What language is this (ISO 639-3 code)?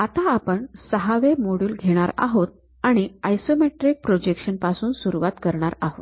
mar